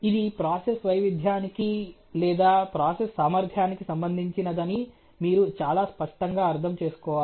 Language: Telugu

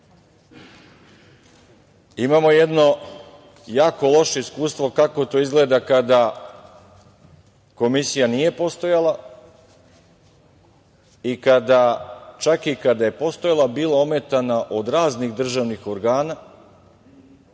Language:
Serbian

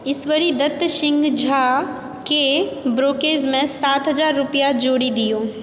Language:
Maithili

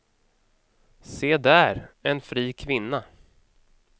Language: Swedish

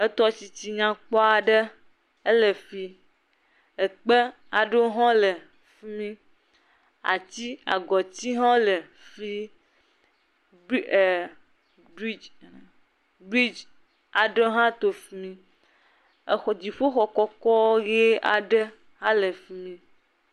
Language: Ewe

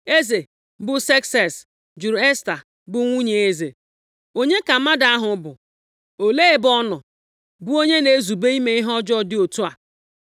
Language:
Igbo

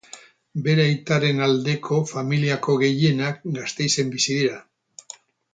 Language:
Basque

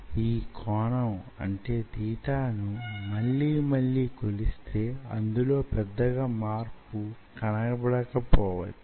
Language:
Telugu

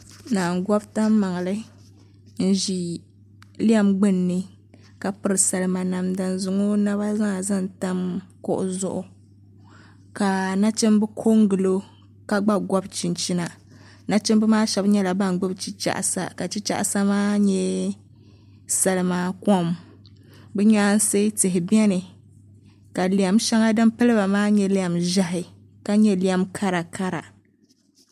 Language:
Dagbani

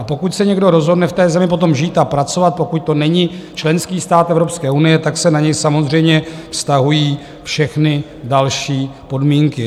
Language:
Czech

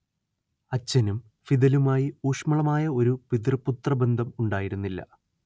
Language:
Malayalam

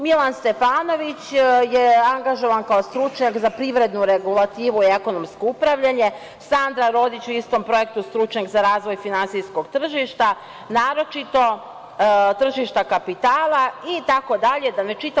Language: Serbian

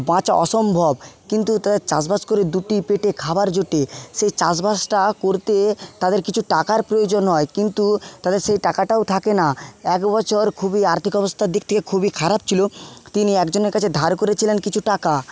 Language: Bangla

